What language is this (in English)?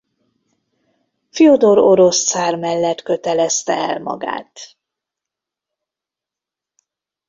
Hungarian